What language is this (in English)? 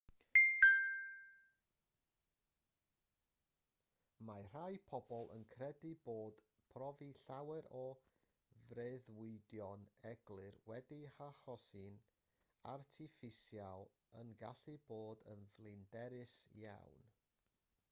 Welsh